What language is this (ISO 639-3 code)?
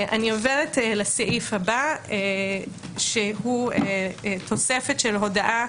heb